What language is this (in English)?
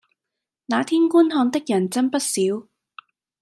Cantonese